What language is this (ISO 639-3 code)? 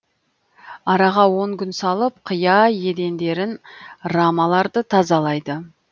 kaz